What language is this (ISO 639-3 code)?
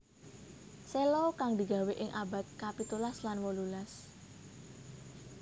jav